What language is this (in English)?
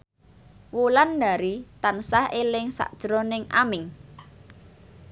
Javanese